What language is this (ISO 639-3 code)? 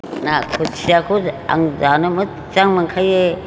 brx